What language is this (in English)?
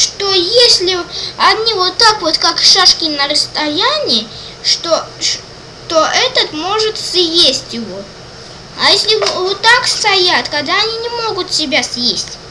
Russian